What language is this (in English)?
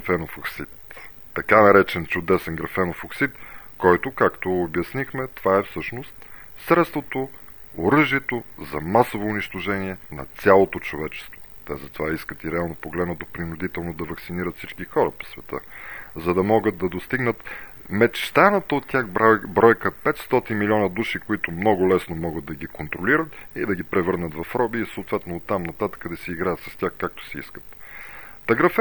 Bulgarian